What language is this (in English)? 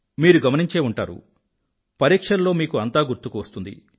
Telugu